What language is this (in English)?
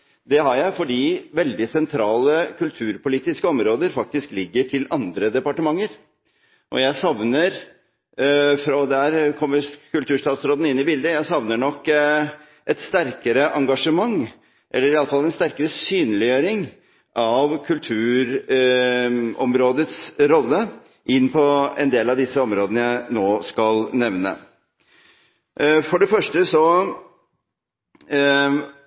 Norwegian Bokmål